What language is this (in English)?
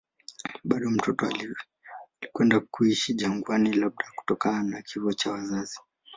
Swahili